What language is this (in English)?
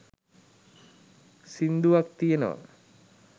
Sinhala